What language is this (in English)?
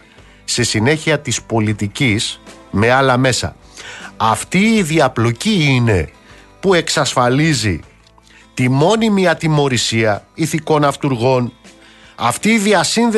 Greek